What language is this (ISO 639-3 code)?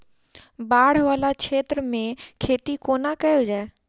mai